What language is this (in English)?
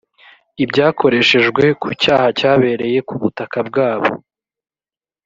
Kinyarwanda